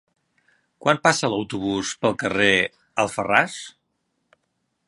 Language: Catalan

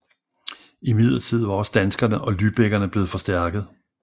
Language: Danish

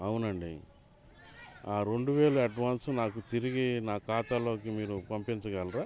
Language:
Telugu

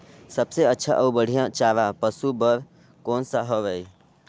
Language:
Chhattisgarhi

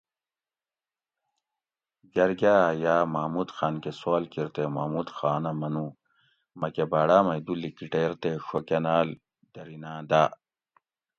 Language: Gawri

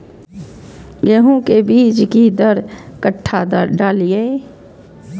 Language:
Maithili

